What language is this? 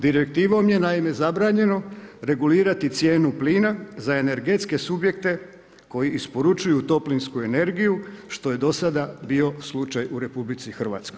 Croatian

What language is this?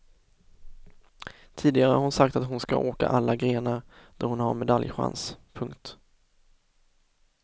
Swedish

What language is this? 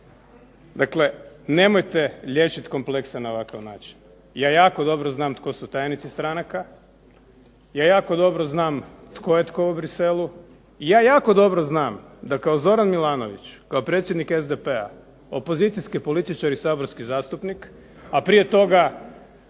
Croatian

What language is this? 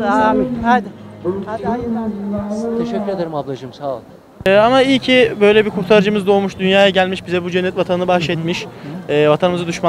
Turkish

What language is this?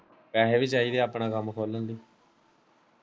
Punjabi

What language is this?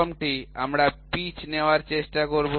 Bangla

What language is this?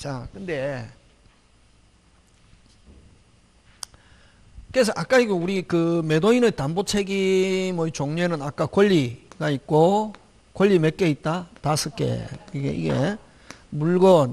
Korean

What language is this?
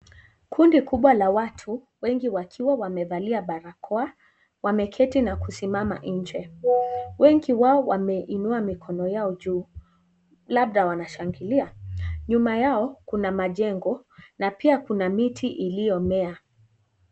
Swahili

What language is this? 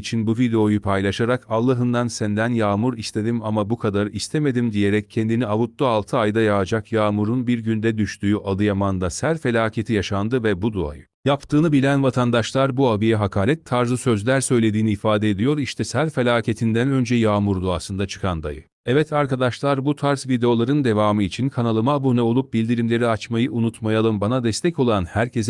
Turkish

